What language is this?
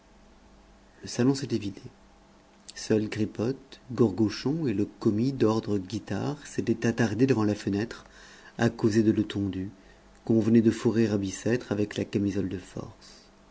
French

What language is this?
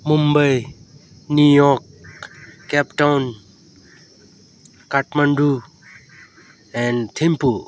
Nepali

